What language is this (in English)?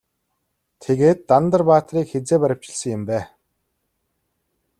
Mongolian